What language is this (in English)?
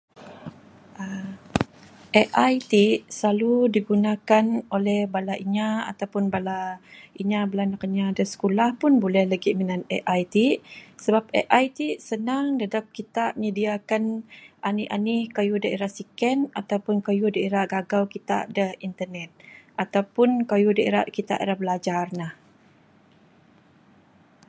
Bukar-Sadung Bidayuh